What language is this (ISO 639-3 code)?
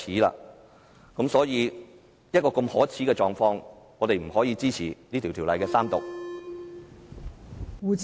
yue